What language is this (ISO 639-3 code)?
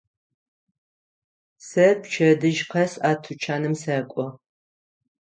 ady